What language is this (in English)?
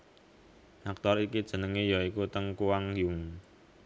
Javanese